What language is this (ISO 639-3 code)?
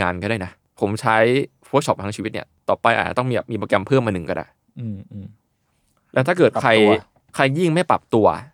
tha